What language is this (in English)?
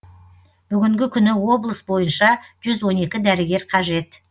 Kazakh